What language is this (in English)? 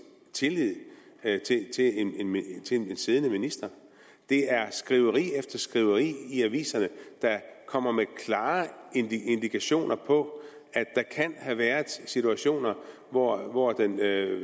Danish